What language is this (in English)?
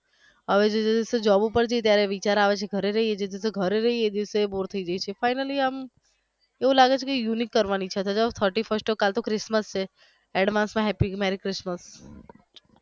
Gujarati